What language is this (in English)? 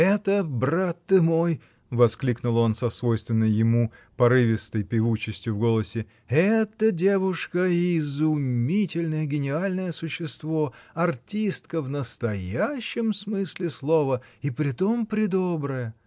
Russian